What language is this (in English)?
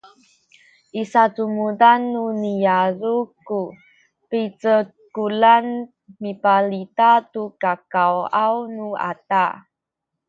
Sakizaya